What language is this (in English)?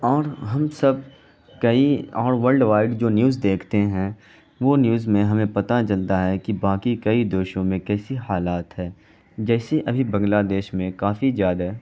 Urdu